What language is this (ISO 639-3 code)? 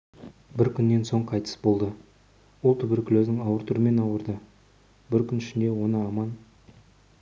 kaz